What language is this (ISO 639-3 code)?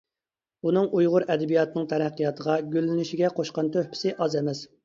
uig